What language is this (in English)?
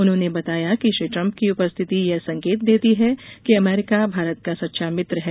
Hindi